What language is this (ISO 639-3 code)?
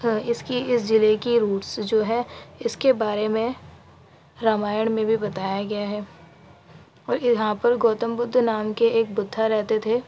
urd